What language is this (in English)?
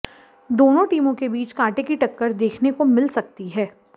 Hindi